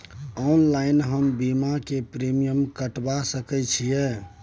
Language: Maithili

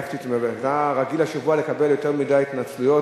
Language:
Hebrew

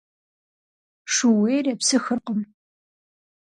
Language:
Kabardian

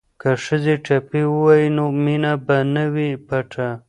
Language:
Pashto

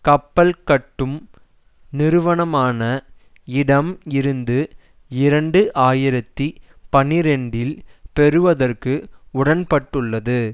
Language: Tamil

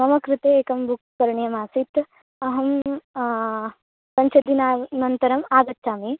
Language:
Sanskrit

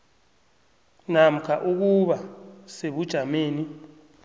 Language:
South Ndebele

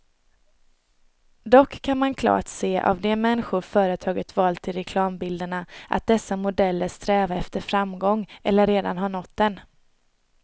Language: Swedish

